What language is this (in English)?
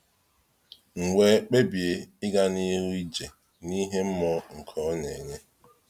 Igbo